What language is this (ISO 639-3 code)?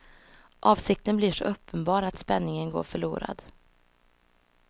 swe